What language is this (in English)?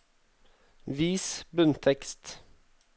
Norwegian